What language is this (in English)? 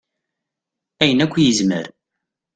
Kabyle